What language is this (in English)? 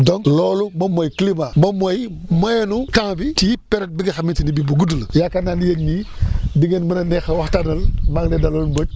Wolof